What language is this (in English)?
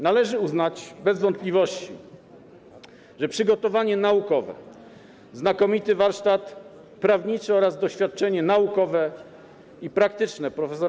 Polish